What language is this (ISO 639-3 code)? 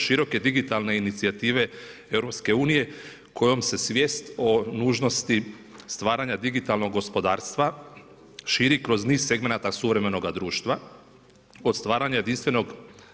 hrv